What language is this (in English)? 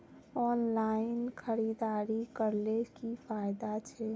Magahi